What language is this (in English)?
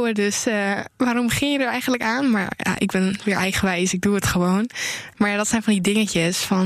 Dutch